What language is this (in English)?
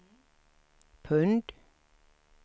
Swedish